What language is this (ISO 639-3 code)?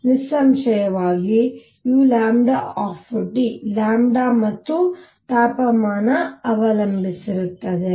kan